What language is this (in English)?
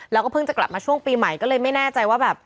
Thai